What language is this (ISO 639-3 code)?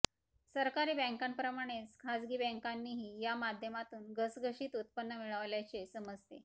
mar